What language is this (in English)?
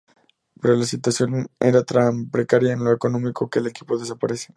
Spanish